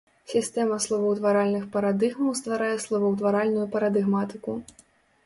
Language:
Belarusian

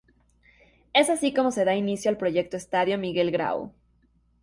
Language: Spanish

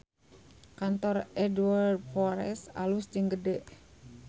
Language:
Sundanese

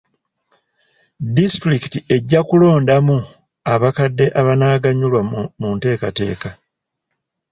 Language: Ganda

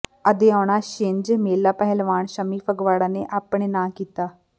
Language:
Punjabi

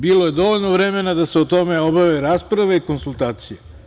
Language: Serbian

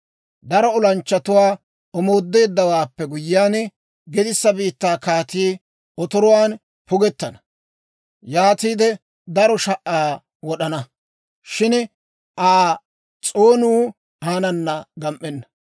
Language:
Dawro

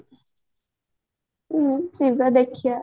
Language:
Odia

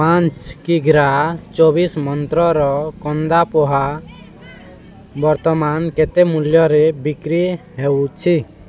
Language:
Odia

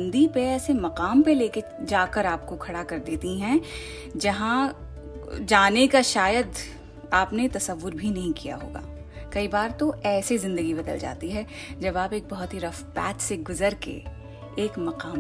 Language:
Hindi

